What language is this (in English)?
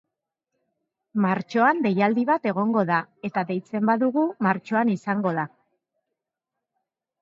Basque